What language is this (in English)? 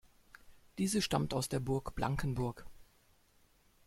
German